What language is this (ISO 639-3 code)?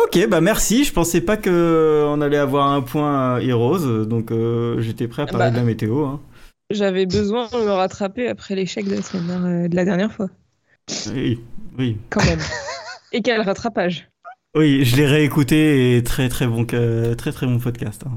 fra